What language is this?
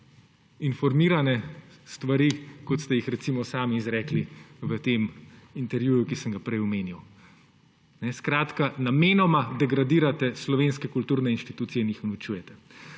Slovenian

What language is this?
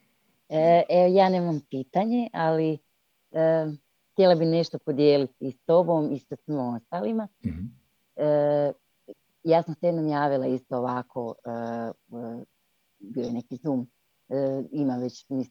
Croatian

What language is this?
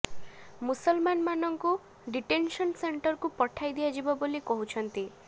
Odia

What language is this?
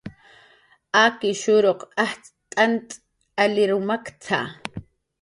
Jaqaru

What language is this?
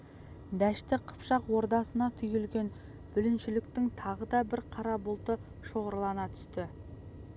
Kazakh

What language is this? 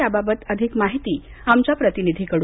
Marathi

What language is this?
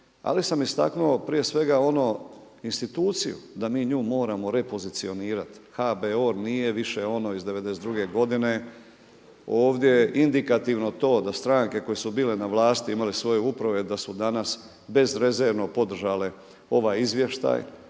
Croatian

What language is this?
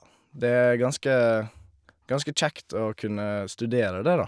Norwegian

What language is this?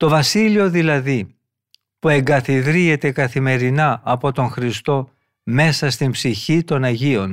Greek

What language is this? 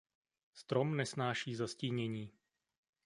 Czech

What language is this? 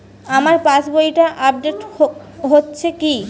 Bangla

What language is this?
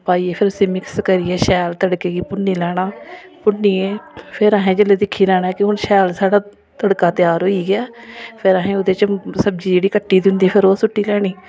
Dogri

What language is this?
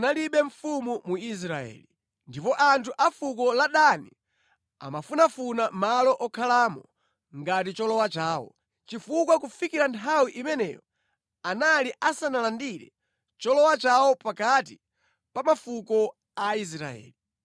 Nyanja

